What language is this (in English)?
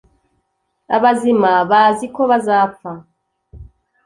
Kinyarwanda